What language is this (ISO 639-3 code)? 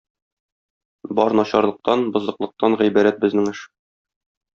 tat